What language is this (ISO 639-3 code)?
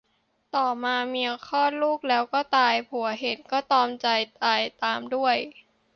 tha